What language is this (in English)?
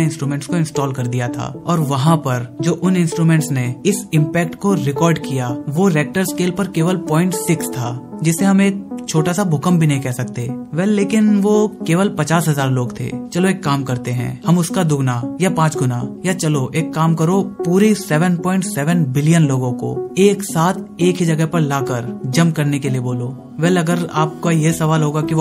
Hindi